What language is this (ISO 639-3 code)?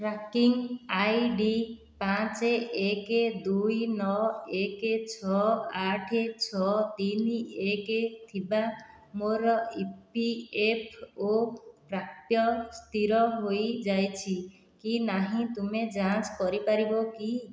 ori